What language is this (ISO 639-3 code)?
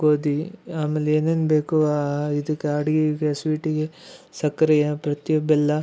kan